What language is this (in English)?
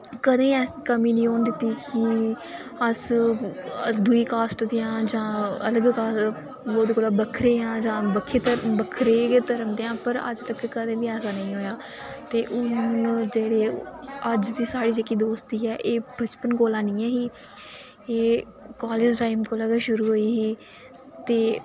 Dogri